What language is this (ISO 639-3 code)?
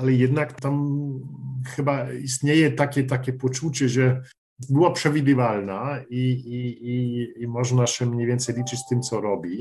pol